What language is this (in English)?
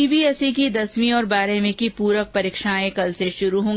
Hindi